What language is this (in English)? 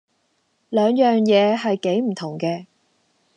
Cantonese